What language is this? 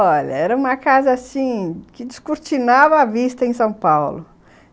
Portuguese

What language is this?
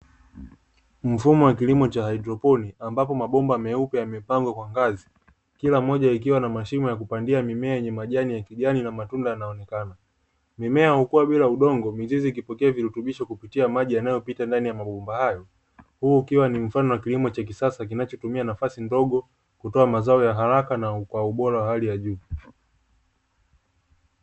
Swahili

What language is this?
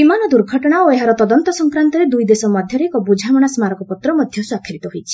Odia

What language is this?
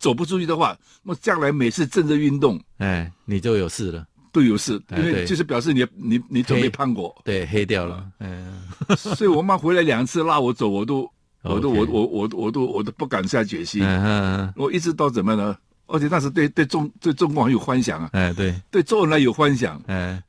Chinese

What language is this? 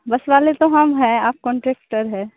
Hindi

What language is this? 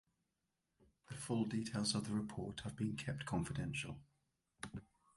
English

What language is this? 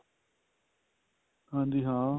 Punjabi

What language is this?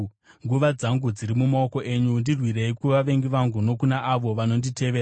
Shona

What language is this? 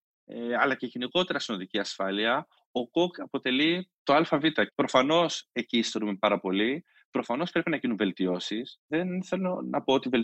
Greek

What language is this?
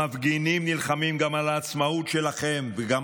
Hebrew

